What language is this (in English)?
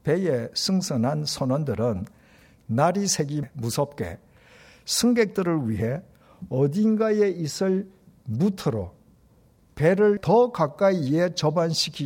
Korean